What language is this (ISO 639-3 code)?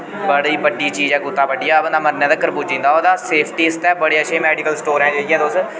doi